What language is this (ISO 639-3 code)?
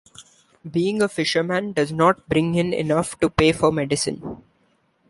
eng